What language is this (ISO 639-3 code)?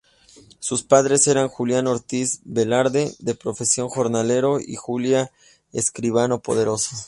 spa